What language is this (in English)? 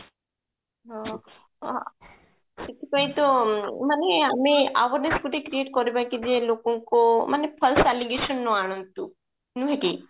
Odia